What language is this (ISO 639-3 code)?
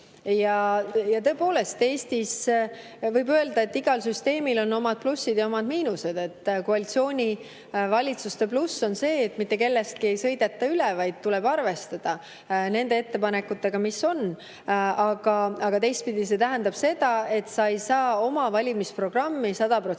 est